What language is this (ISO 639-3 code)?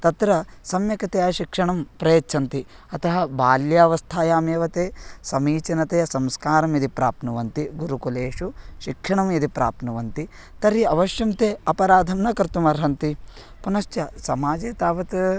san